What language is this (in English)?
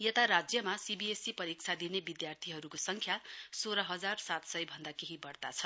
Nepali